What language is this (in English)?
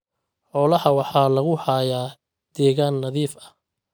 Somali